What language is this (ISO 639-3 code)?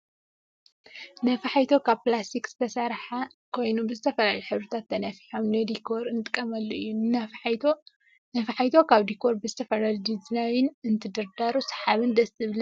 tir